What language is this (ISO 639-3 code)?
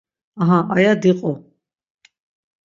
lzz